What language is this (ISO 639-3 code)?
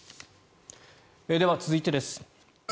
jpn